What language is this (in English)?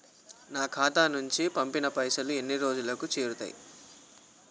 Telugu